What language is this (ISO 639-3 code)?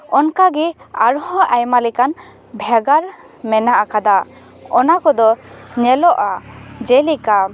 sat